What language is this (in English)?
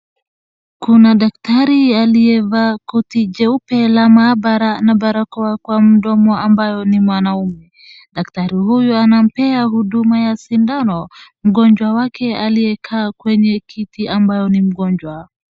Swahili